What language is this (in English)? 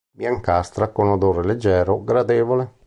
Italian